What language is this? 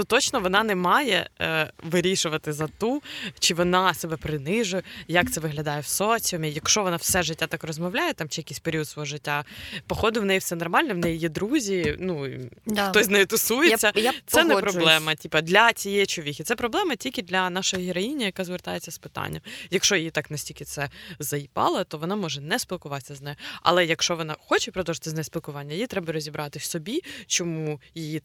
Ukrainian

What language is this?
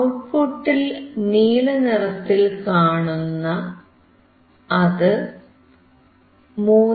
Malayalam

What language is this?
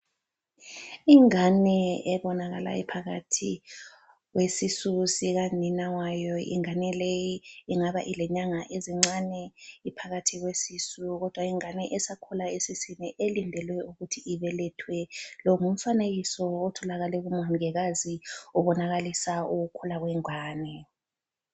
North Ndebele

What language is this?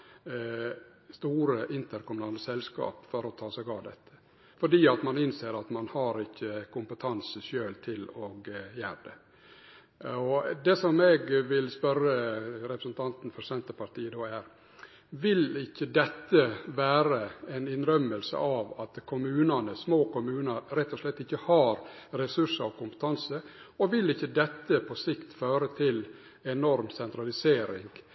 Norwegian Nynorsk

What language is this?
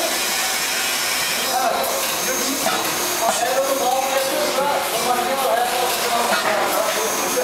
Turkish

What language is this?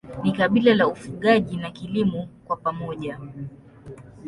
Swahili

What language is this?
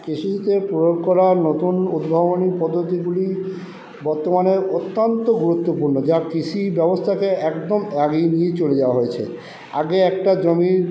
Bangla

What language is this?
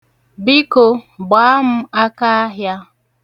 Igbo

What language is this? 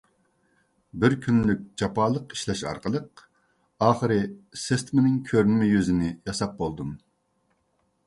Uyghur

